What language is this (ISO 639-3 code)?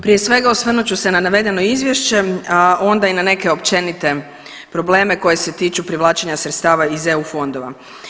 hrv